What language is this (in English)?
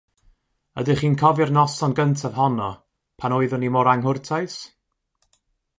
Welsh